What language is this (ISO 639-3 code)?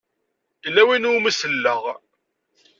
kab